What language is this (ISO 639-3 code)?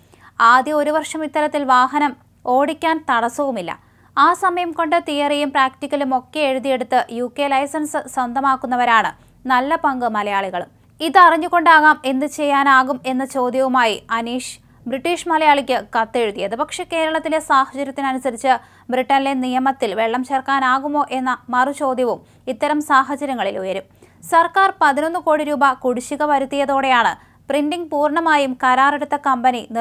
mal